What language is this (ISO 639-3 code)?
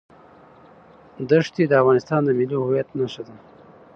pus